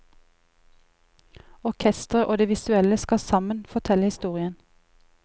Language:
Norwegian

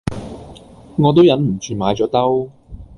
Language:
Cantonese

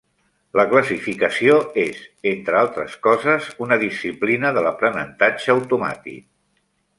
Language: Catalan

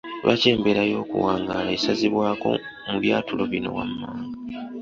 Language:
Ganda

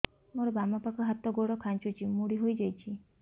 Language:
Odia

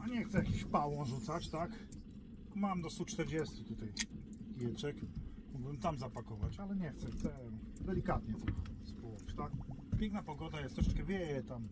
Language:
Polish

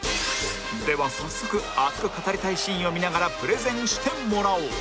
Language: Japanese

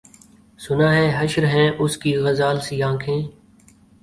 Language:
Urdu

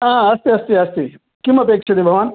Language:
Sanskrit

